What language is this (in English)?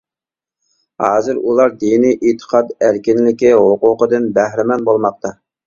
Uyghur